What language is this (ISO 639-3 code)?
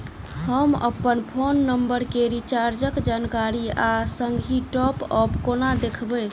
mai